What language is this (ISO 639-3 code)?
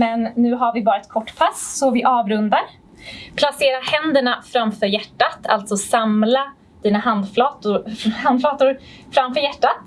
swe